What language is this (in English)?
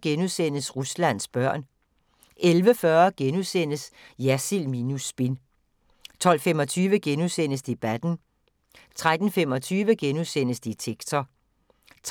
Danish